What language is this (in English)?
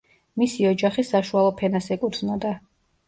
Georgian